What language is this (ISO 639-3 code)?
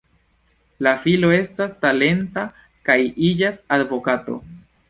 epo